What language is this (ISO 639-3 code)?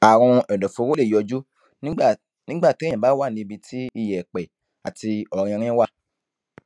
yor